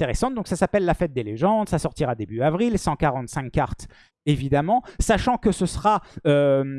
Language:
French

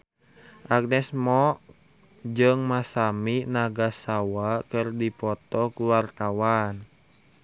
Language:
Sundanese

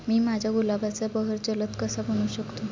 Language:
Marathi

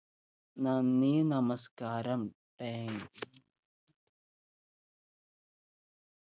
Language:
Malayalam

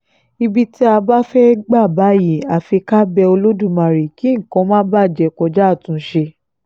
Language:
Yoruba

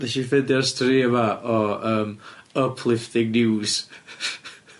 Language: Welsh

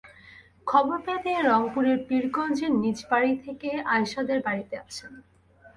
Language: Bangla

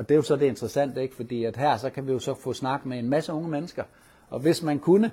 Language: Danish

